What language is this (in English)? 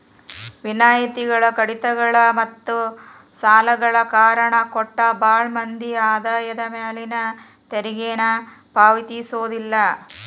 Kannada